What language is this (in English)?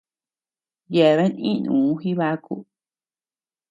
Tepeuxila Cuicatec